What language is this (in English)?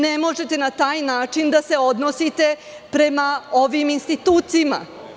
Serbian